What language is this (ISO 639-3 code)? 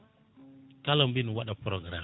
ful